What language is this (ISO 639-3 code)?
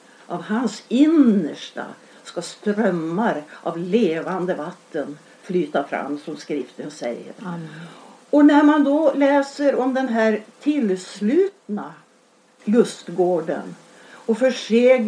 swe